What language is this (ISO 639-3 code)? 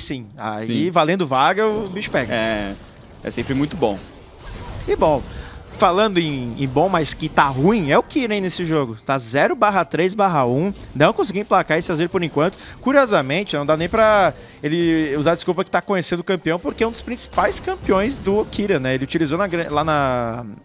por